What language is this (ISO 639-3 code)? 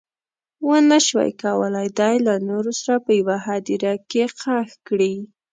pus